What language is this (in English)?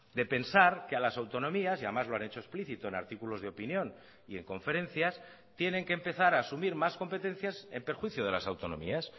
Spanish